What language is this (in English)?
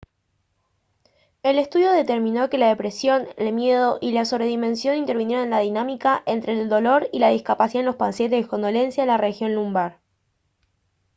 Spanish